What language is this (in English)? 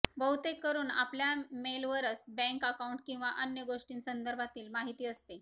Marathi